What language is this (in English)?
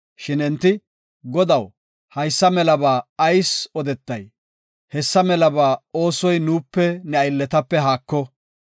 Gofa